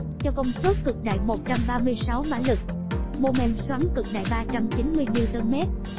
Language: Vietnamese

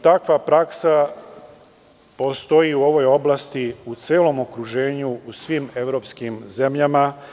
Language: Serbian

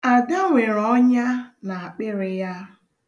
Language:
Igbo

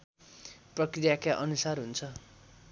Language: Nepali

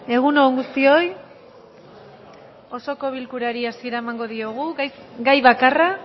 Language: Basque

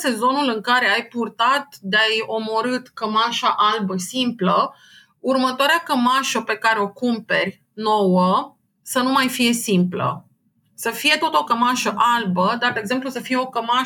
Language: Romanian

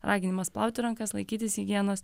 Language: Lithuanian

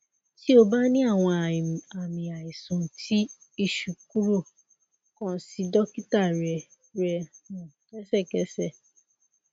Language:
Yoruba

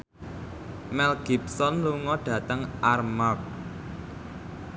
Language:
Javanese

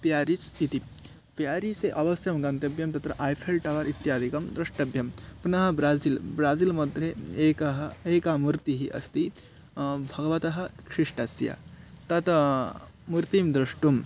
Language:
Sanskrit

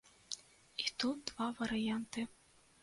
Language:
Belarusian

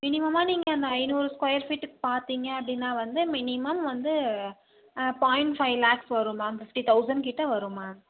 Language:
Tamil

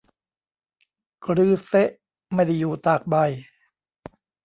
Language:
Thai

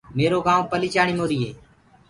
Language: Gurgula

